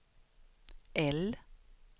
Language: Swedish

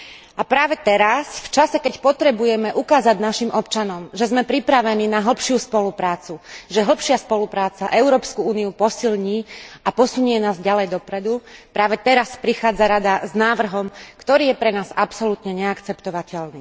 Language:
Slovak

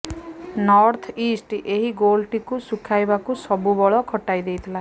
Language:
Odia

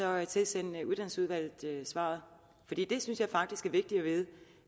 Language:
Danish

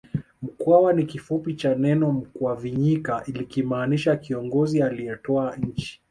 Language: Swahili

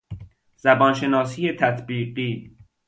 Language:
Persian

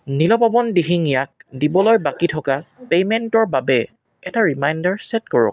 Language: Assamese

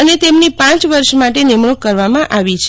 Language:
Gujarati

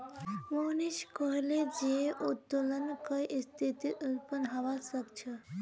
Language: Magahi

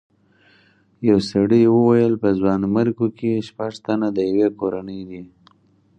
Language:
Pashto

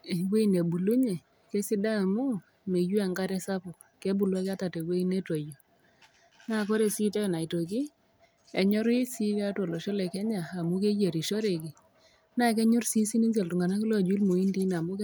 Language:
Masai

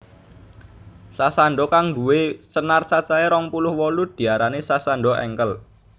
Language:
Javanese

